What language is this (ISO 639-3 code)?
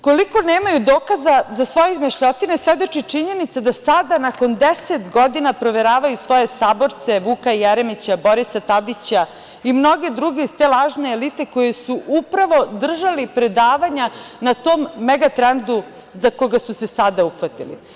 srp